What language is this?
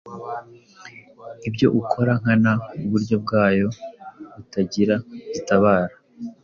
Kinyarwanda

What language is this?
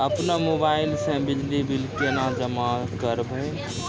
Maithili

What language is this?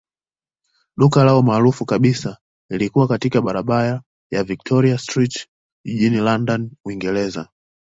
Swahili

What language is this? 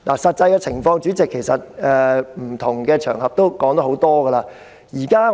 Cantonese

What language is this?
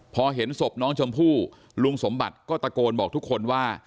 Thai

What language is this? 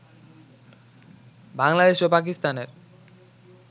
Bangla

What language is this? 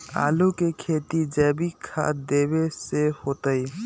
Magahi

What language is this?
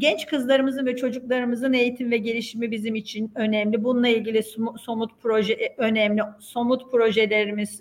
Turkish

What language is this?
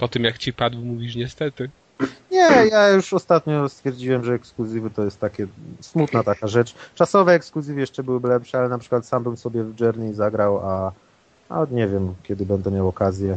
Polish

